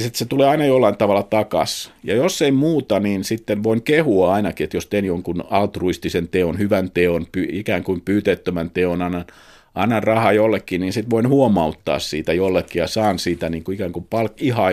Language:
Finnish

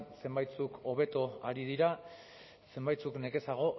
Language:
Basque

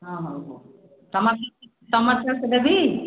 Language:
Odia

